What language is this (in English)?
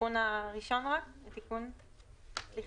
Hebrew